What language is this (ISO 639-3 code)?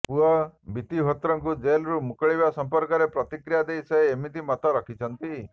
ori